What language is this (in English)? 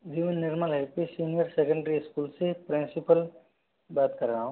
Hindi